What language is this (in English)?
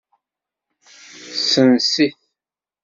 Kabyle